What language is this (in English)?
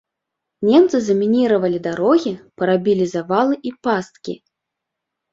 Belarusian